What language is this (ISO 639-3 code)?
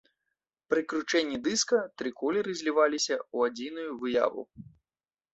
bel